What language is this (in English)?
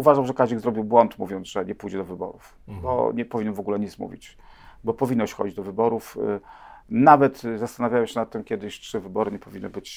Polish